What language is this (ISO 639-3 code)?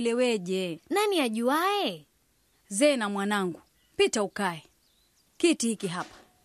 swa